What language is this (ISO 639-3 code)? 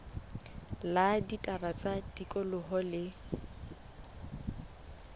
sot